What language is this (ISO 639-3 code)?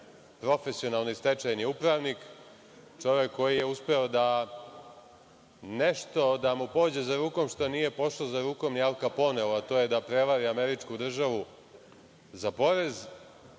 srp